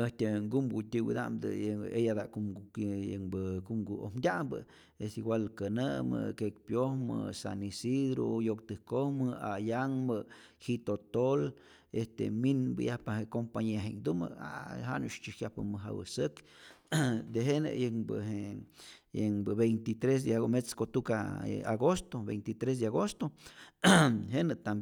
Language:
Rayón Zoque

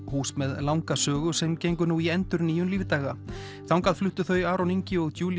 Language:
Icelandic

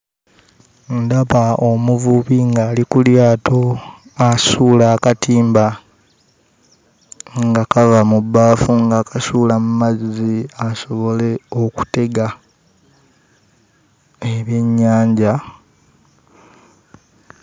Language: Ganda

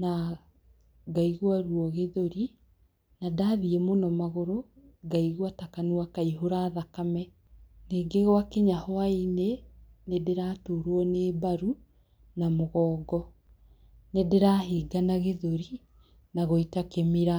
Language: Kikuyu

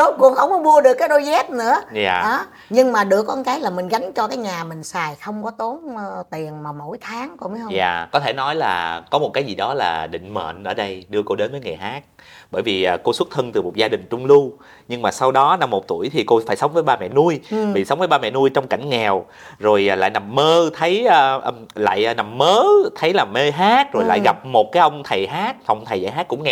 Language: Vietnamese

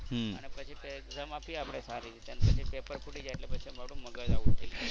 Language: Gujarati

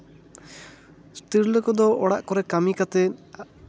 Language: Santali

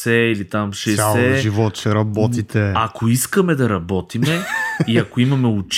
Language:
Bulgarian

